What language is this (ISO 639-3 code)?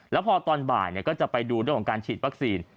tha